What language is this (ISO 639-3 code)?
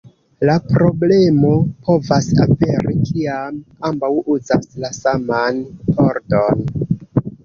epo